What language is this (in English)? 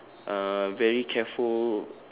English